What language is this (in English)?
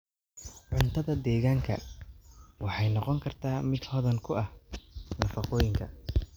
Somali